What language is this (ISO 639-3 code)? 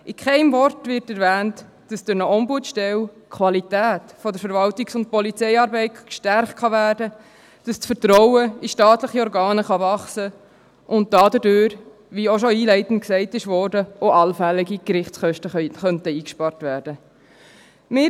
gsw